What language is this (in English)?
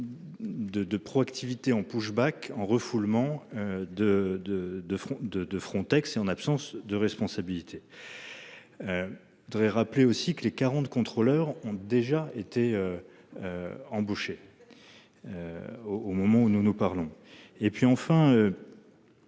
French